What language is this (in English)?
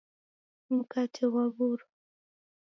Taita